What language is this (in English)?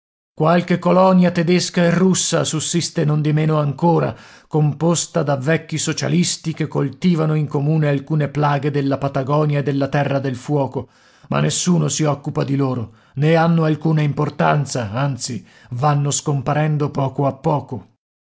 Italian